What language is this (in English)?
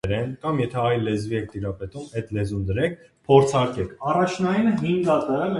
Armenian